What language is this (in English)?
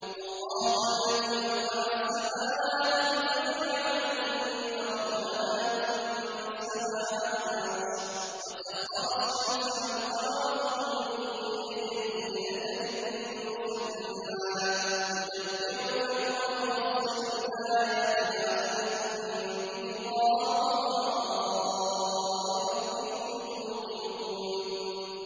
Arabic